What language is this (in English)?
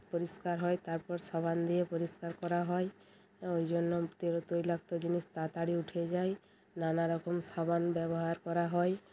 Bangla